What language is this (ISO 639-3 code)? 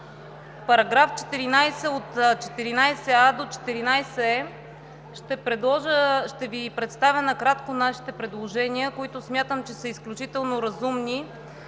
bul